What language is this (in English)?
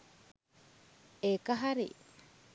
Sinhala